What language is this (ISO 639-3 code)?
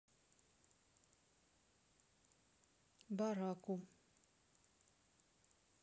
rus